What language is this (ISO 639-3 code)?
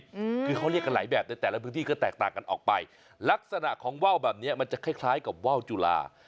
tha